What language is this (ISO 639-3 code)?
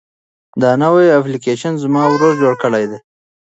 pus